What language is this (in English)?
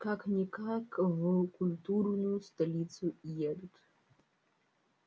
Russian